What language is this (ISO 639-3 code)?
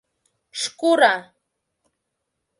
chm